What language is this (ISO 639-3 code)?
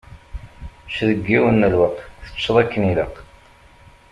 kab